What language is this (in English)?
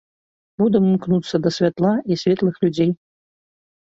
Belarusian